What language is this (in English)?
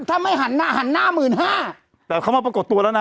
Thai